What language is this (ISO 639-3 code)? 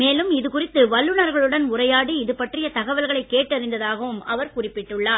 tam